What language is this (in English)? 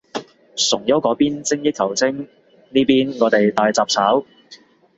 Cantonese